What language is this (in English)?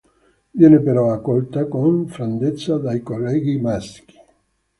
Italian